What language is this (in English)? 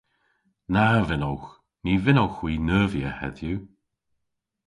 Cornish